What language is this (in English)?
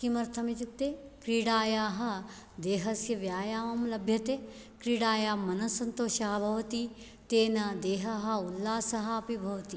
Sanskrit